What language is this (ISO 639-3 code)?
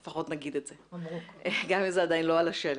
heb